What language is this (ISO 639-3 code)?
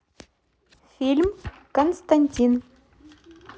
rus